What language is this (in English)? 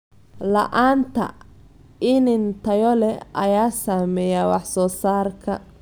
Somali